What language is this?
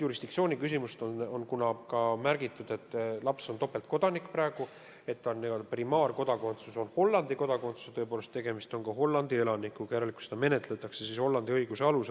Estonian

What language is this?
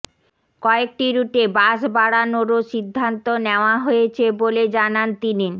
Bangla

